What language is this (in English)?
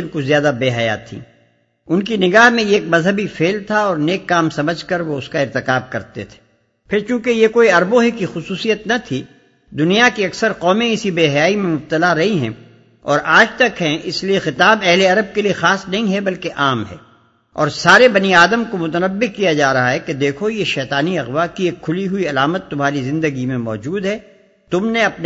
Urdu